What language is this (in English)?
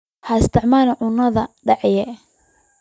Somali